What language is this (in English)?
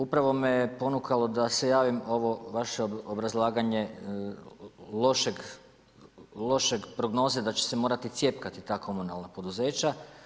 Croatian